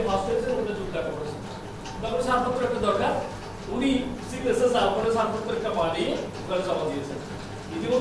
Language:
Bangla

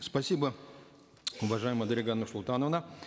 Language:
Kazakh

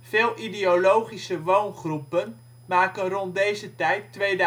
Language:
Dutch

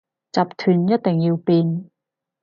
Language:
Cantonese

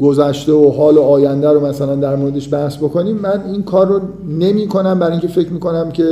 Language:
Persian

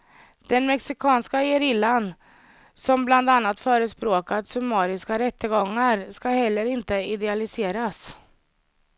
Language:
Swedish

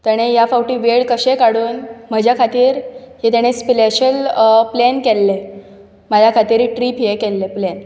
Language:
Konkani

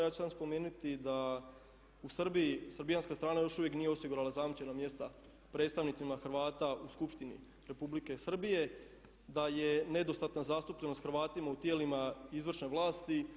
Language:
Croatian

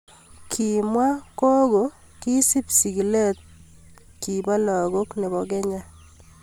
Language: Kalenjin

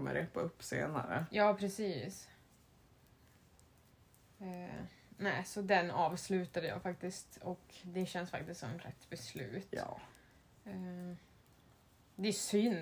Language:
Swedish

